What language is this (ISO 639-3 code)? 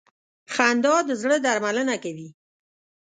pus